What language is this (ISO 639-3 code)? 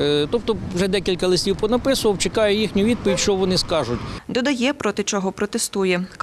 ukr